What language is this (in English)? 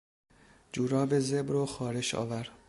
Persian